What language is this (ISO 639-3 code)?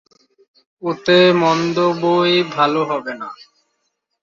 ben